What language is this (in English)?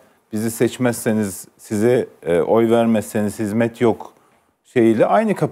Turkish